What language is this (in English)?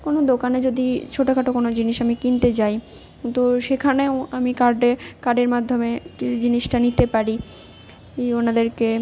Bangla